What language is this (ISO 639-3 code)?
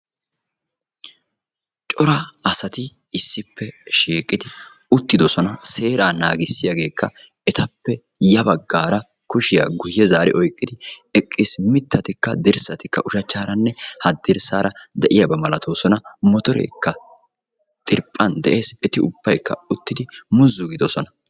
wal